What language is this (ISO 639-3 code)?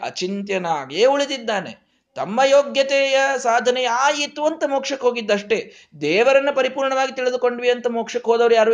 kan